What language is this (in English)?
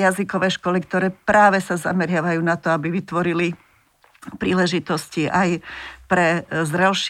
Slovak